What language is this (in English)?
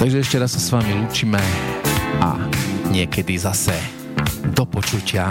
Slovak